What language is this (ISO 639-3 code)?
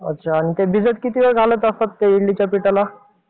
mar